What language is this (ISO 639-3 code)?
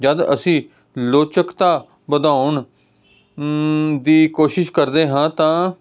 pan